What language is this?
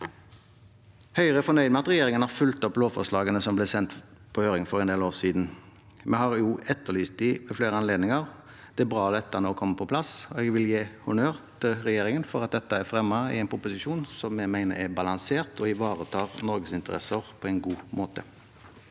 Norwegian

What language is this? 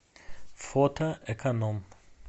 Russian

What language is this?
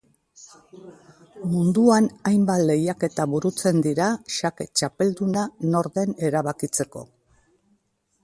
Basque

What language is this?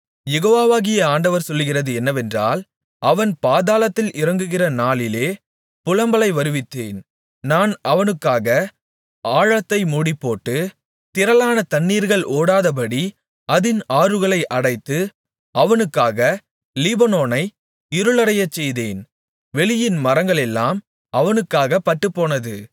Tamil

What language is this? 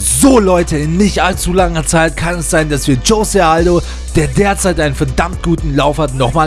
German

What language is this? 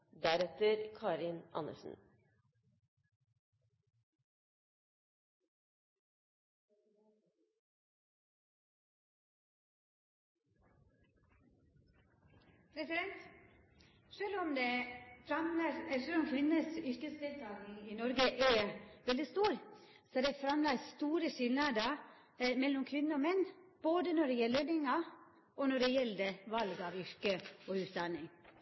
Norwegian Nynorsk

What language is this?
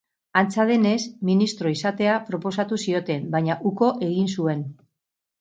Basque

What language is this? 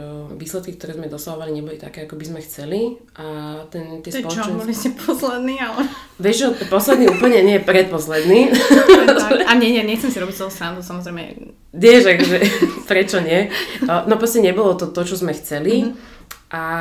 Slovak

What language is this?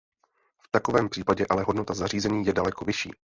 Czech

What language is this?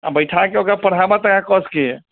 Maithili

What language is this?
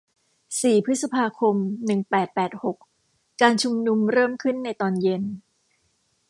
Thai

